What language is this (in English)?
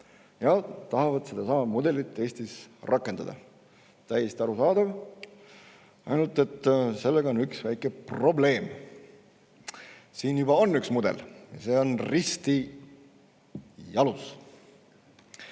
Estonian